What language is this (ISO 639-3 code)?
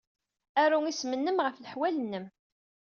kab